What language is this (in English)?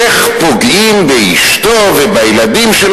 Hebrew